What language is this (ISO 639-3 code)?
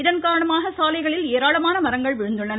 tam